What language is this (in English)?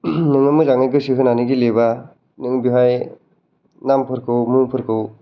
Bodo